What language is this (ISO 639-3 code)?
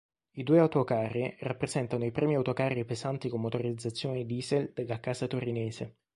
ita